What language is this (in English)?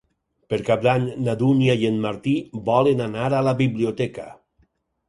Catalan